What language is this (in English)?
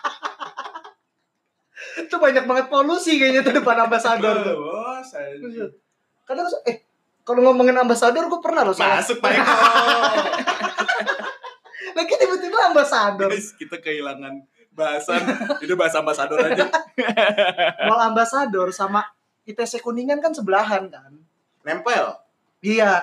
Indonesian